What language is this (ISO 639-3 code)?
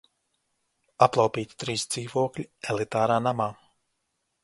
lav